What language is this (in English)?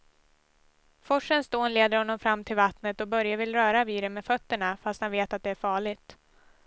Swedish